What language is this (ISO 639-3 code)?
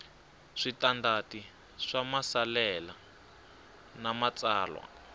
tso